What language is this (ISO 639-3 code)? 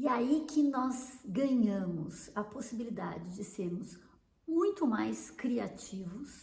por